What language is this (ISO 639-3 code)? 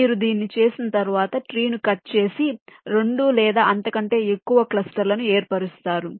tel